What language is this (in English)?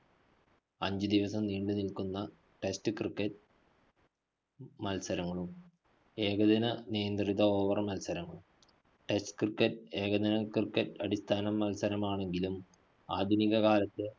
Malayalam